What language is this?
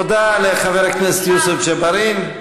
Hebrew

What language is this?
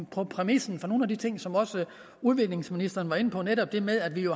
Danish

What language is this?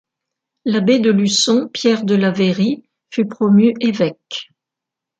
French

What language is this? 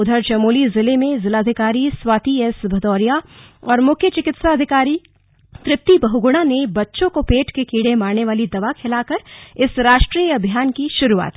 Hindi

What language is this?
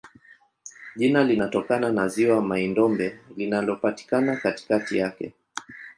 Swahili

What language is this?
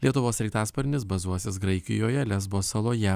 Lithuanian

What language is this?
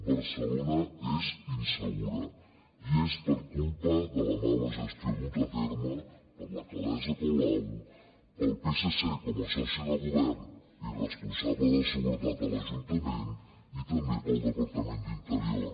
Catalan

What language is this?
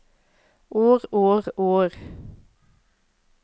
Norwegian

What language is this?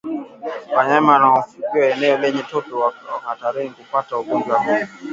Swahili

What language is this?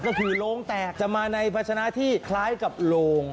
Thai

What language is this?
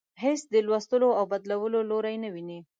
Pashto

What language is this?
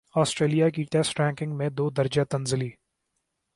Urdu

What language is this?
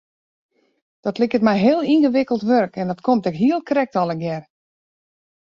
Western Frisian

